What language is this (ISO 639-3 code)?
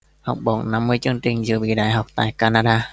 vie